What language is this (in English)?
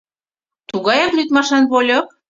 Mari